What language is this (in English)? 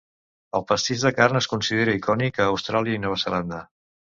Catalan